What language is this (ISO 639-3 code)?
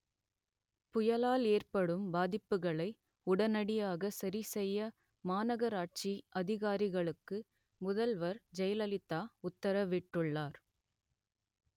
tam